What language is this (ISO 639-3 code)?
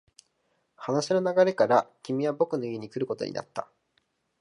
jpn